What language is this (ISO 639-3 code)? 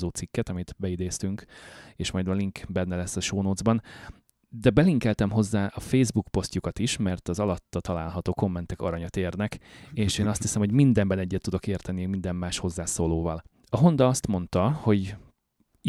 hun